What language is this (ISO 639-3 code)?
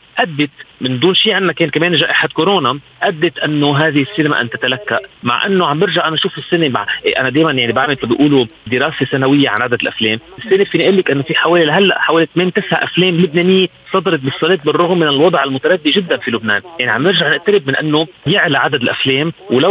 ara